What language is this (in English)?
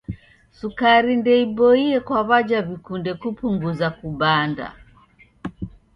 Taita